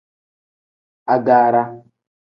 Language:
Tem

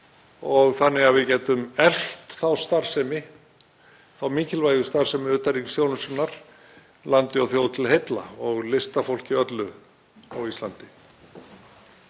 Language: Icelandic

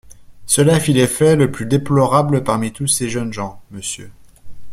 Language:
French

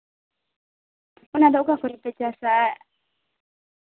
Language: Santali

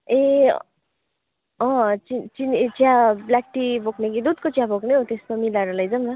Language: Nepali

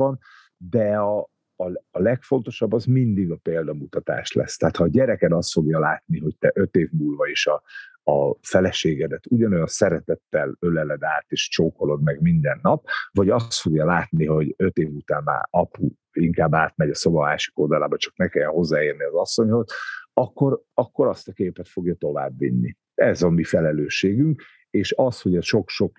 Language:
Hungarian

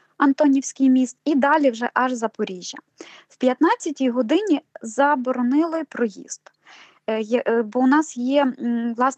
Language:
Ukrainian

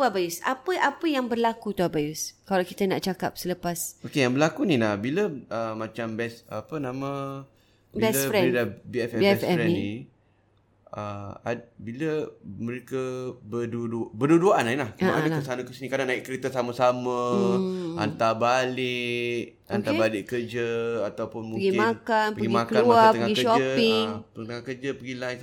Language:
Malay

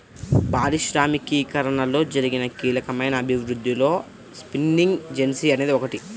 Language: Telugu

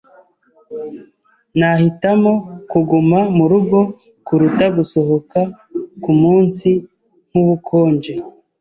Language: Kinyarwanda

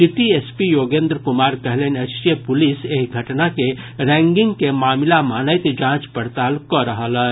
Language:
Maithili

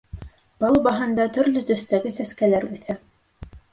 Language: Bashkir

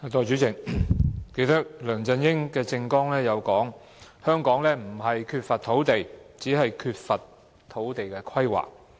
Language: Cantonese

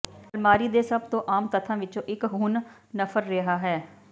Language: Punjabi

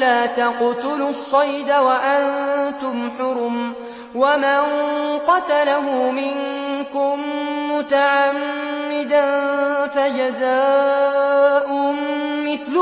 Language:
Arabic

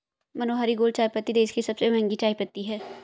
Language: Hindi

